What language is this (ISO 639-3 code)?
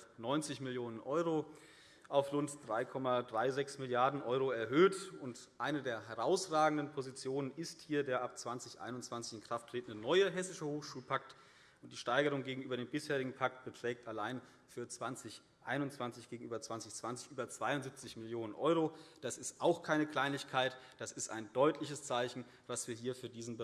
deu